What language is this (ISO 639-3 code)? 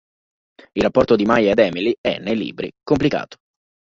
ita